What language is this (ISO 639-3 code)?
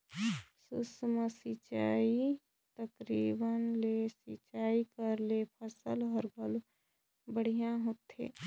hne